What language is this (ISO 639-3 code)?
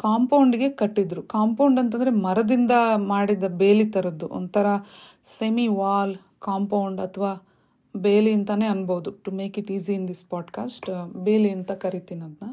kan